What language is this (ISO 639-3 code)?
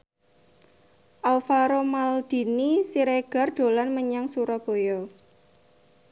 jav